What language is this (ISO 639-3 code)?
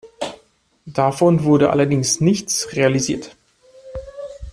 deu